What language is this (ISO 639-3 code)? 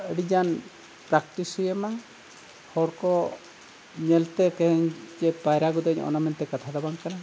sat